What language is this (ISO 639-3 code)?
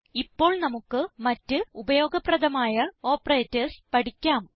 mal